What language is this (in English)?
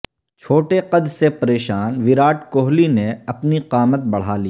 Urdu